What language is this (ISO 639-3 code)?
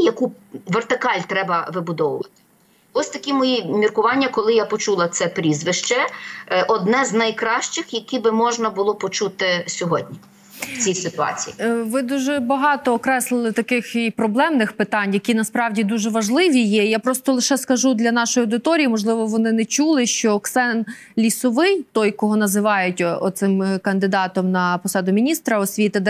ukr